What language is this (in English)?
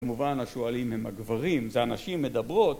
Hebrew